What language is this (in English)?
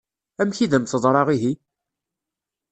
Kabyle